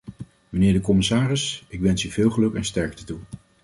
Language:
Dutch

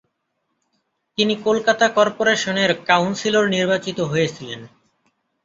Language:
Bangla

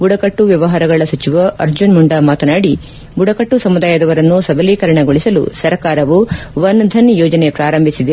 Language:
Kannada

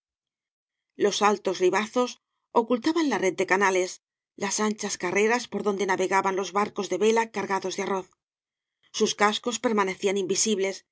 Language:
Spanish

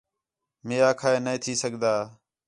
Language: Khetrani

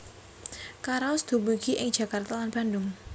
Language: Javanese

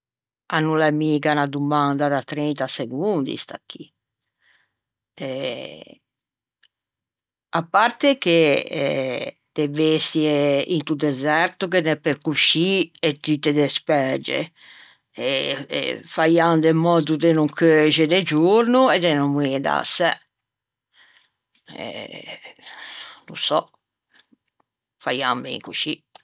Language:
Ligurian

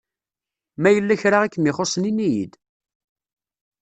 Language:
Kabyle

